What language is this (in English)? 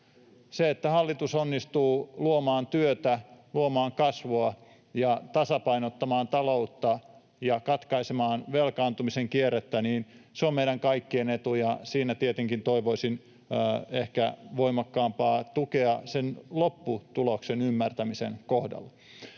Finnish